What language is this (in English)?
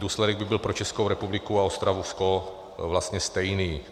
Czech